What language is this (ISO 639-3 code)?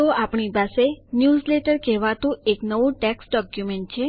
guj